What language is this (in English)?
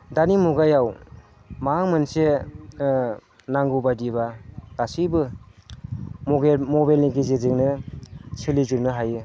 Bodo